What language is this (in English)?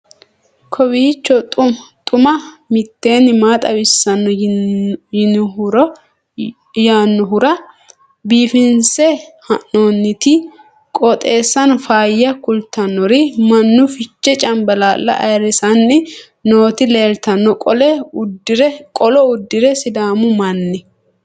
Sidamo